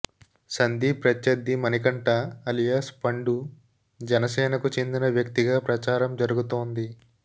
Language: Telugu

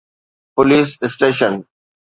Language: Sindhi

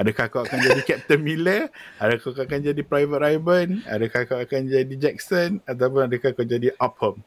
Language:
Malay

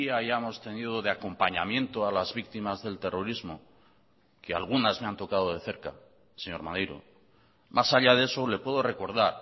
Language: Spanish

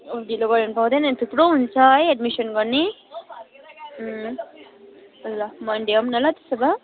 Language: Nepali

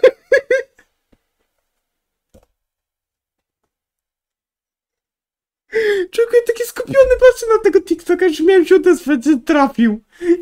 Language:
Polish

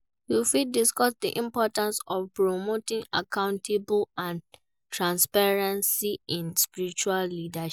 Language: Nigerian Pidgin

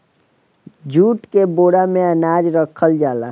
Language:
Bhojpuri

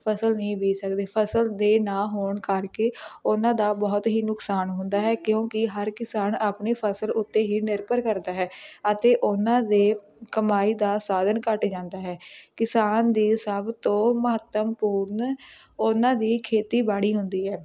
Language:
Punjabi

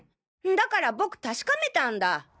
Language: Japanese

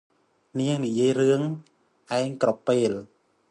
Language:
Khmer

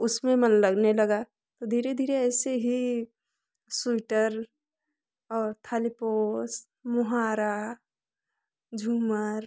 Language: Hindi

